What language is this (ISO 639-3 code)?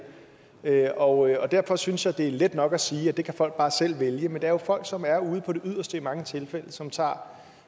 dan